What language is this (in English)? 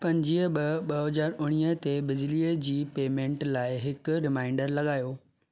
Sindhi